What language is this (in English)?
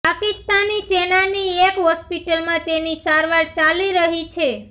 Gujarati